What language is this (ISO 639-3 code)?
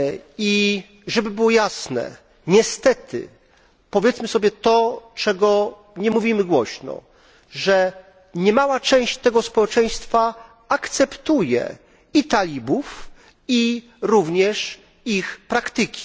pol